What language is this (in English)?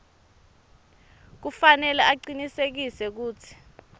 Swati